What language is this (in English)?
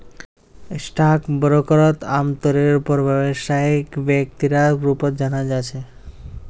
Magahi